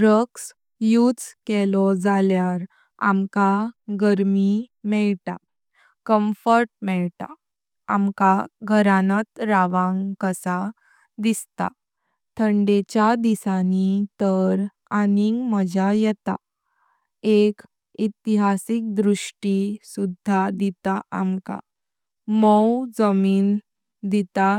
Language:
Konkani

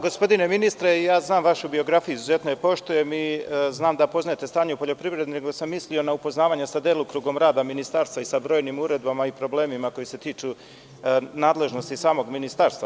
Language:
Serbian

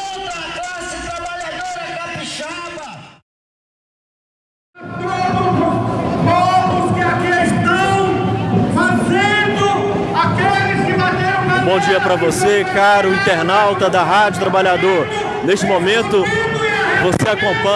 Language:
Portuguese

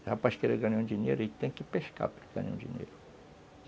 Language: Portuguese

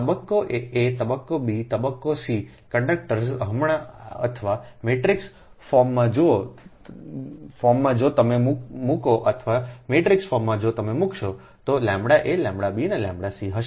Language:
Gujarati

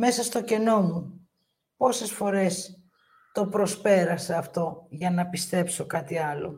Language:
Greek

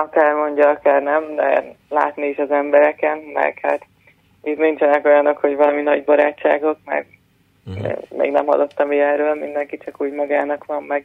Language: Hungarian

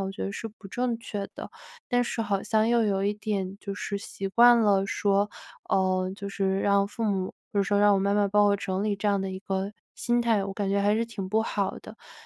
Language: Chinese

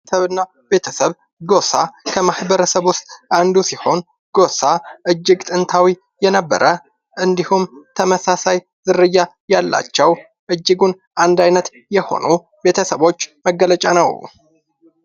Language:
Amharic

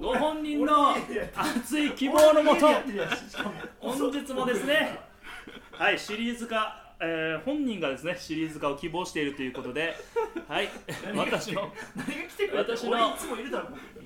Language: Japanese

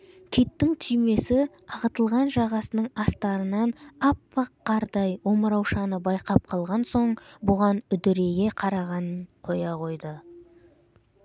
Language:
Kazakh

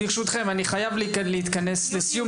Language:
Hebrew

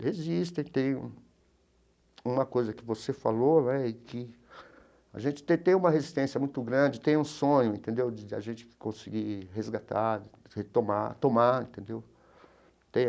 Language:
Portuguese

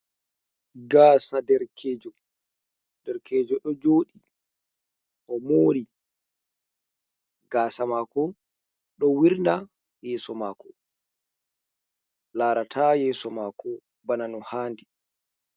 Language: Fula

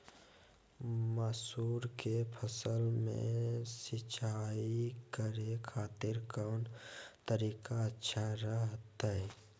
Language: Magahi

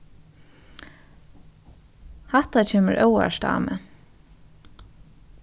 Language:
Faroese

